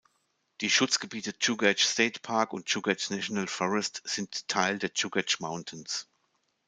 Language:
German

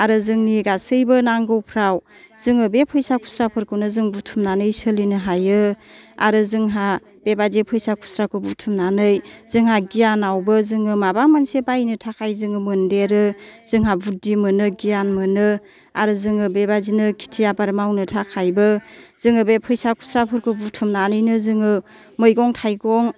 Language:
Bodo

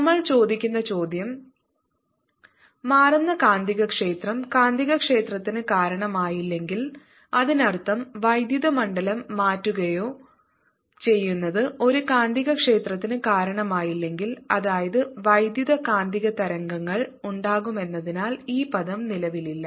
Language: Malayalam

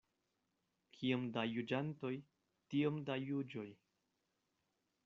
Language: Esperanto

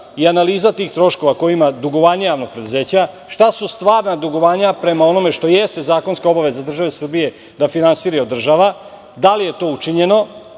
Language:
Serbian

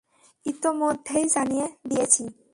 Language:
Bangla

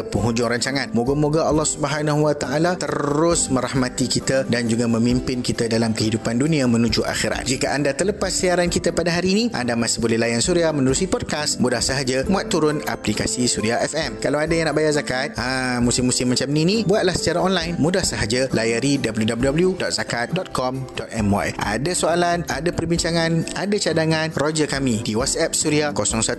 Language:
Malay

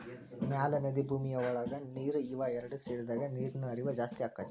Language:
Kannada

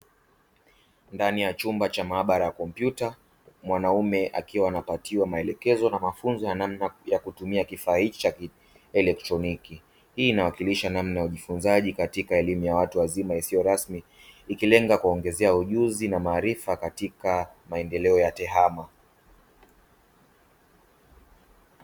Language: Swahili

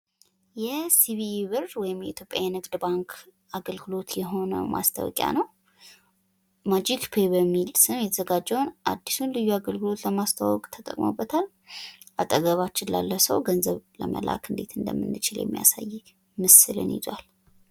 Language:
Amharic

